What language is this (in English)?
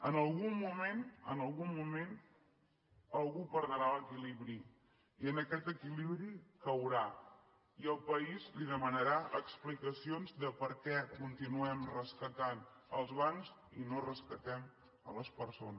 Catalan